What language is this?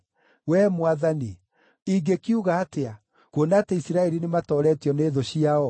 Kikuyu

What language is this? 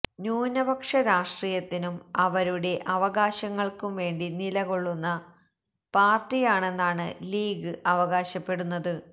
Malayalam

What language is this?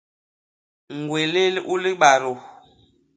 Basaa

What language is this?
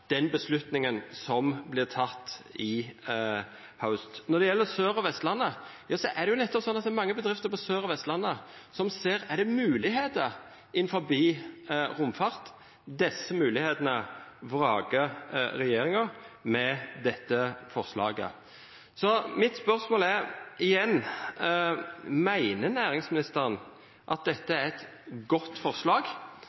Norwegian Nynorsk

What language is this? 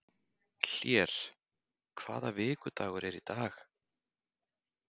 Icelandic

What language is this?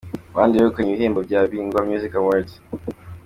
Kinyarwanda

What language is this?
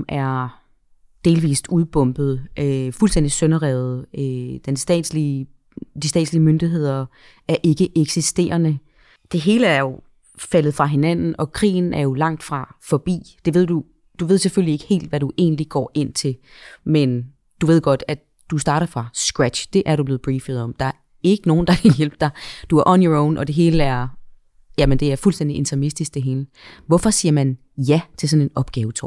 Danish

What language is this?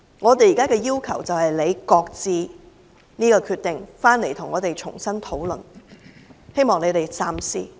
Cantonese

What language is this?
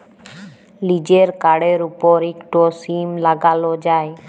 Bangla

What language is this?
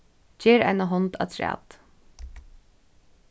Faroese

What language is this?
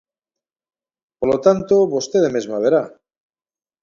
Galician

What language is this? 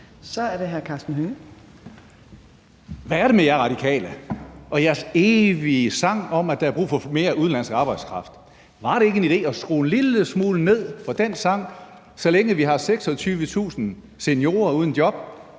Danish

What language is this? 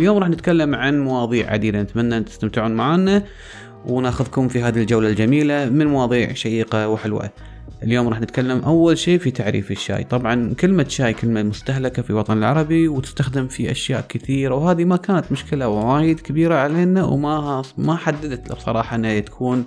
Arabic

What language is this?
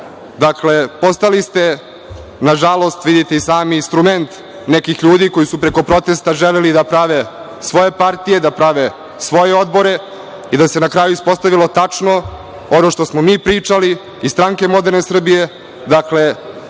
Serbian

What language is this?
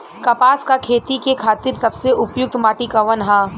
Bhojpuri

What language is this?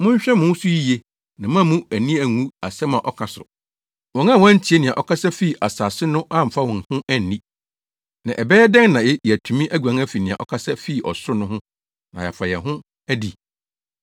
Akan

